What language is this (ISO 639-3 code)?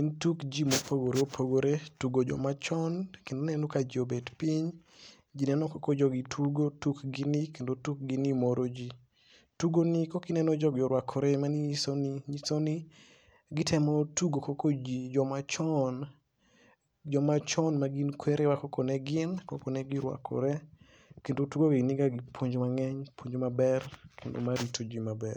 luo